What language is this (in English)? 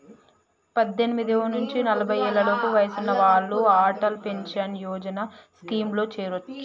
Telugu